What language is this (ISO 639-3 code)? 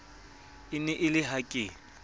sot